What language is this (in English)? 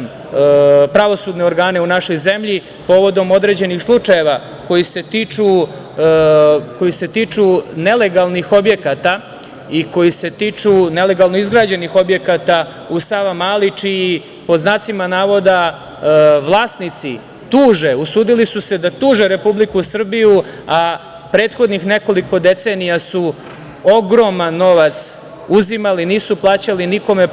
Serbian